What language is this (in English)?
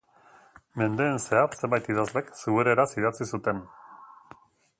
Basque